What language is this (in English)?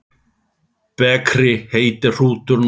Icelandic